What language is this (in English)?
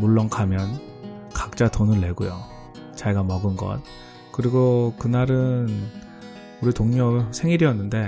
Korean